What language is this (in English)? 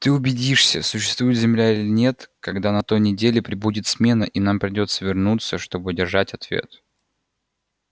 Russian